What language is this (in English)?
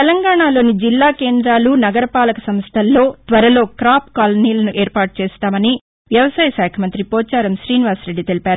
Telugu